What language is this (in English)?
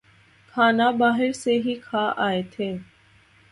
Urdu